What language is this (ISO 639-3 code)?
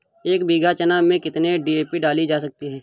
hin